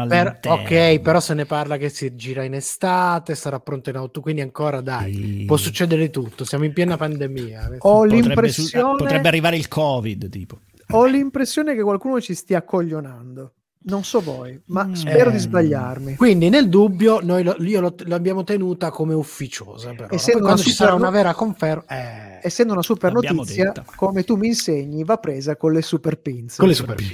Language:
Italian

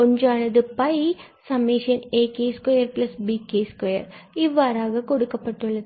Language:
Tamil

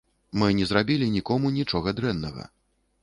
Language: Belarusian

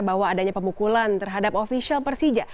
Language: Indonesian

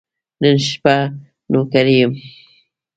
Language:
Pashto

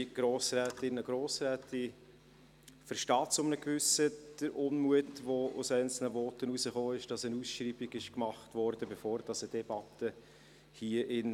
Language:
Swiss German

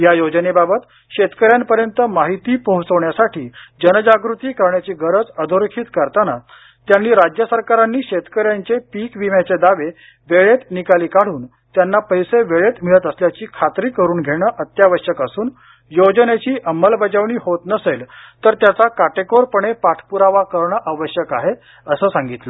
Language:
Marathi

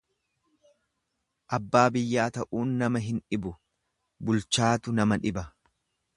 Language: Oromo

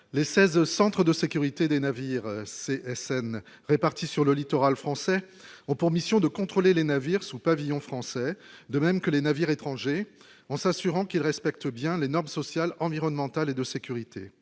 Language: French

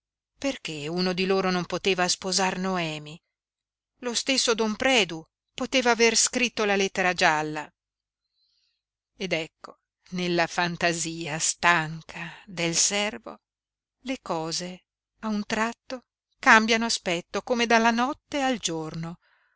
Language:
Italian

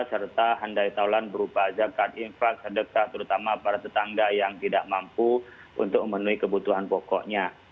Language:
Indonesian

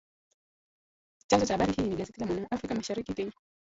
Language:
Swahili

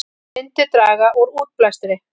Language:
Icelandic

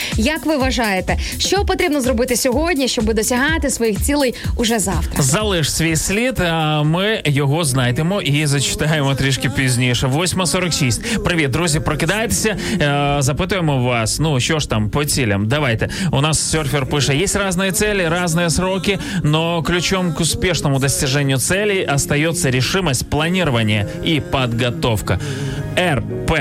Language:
Ukrainian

